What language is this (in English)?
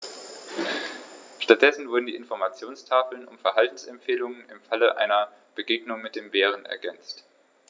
German